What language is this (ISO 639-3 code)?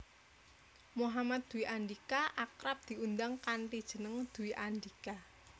jav